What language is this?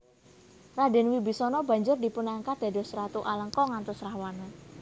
Javanese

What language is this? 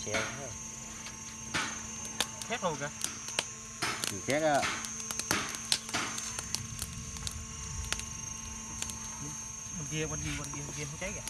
Vietnamese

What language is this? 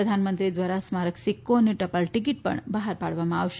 Gujarati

